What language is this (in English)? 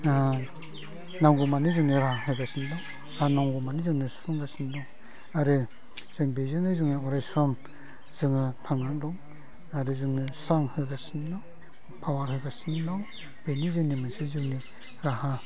Bodo